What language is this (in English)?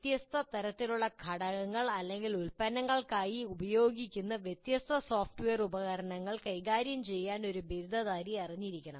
Malayalam